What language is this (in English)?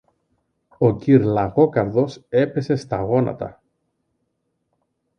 Greek